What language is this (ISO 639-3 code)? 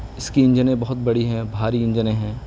urd